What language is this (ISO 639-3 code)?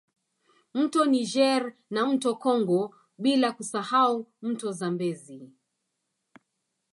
swa